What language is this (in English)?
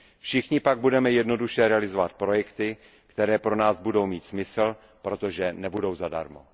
Czech